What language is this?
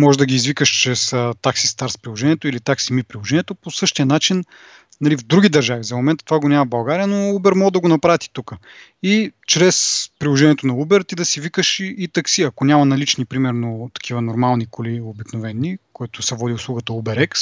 Bulgarian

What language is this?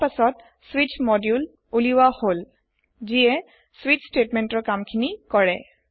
Assamese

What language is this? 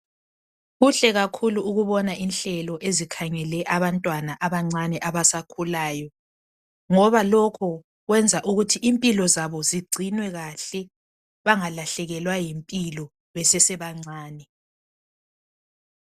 North Ndebele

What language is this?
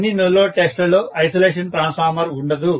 Telugu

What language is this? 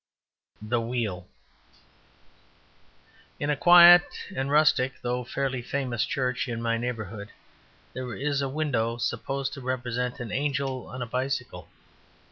English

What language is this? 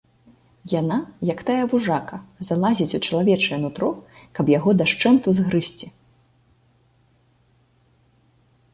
Belarusian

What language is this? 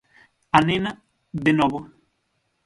Galician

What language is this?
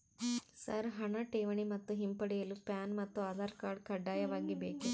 Kannada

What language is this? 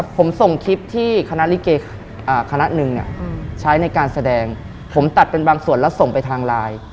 Thai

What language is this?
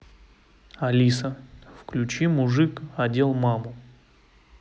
Russian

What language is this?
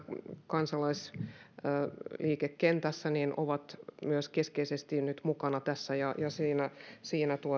Finnish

